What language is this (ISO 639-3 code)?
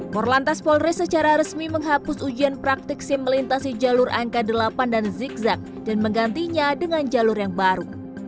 ind